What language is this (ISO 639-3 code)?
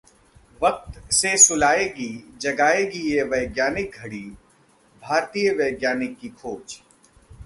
hin